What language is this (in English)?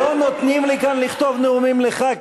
Hebrew